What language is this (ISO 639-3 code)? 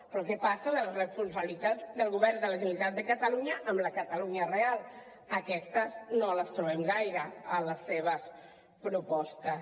cat